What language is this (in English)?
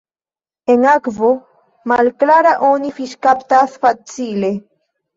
Esperanto